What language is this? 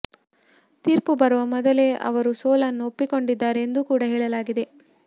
Kannada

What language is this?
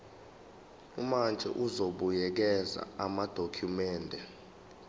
Zulu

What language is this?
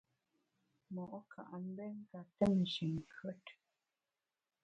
Bamun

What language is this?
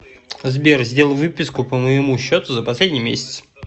Russian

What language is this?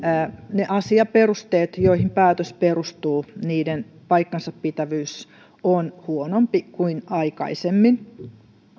Finnish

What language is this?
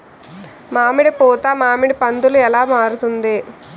Telugu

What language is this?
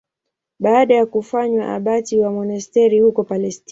Swahili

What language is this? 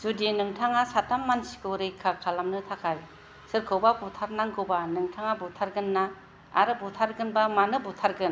Bodo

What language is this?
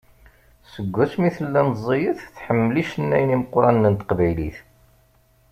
Kabyle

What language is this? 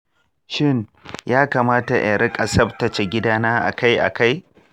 Hausa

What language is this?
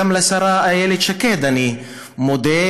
Hebrew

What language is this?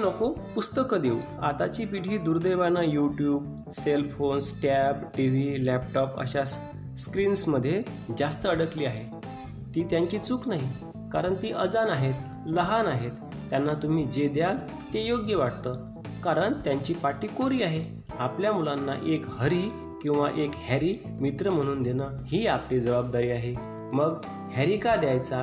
Marathi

